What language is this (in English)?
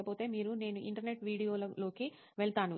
Telugu